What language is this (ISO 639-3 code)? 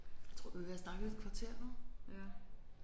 dan